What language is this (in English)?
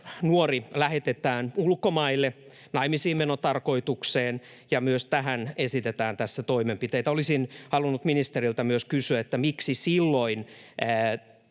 Finnish